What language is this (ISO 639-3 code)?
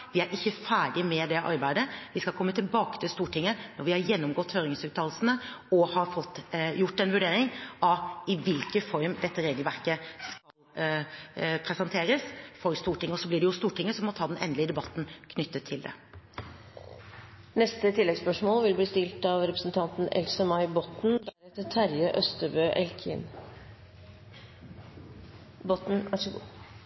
nor